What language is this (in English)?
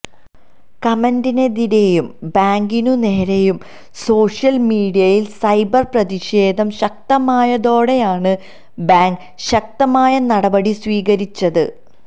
Malayalam